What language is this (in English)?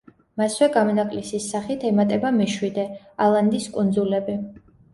Georgian